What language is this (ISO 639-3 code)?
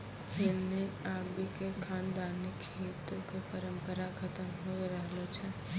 mai